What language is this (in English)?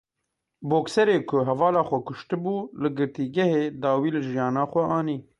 Kurdish